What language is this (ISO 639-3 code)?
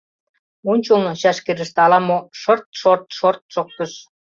chm